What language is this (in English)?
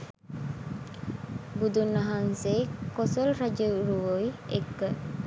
Sinhala